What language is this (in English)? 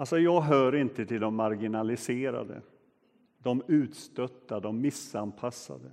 Swedish